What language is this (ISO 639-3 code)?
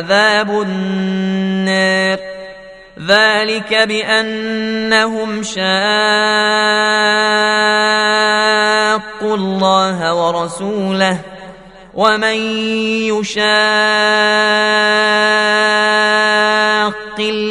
ara